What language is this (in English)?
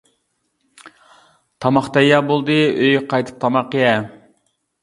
Uyghur